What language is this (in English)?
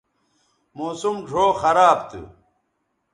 Bateri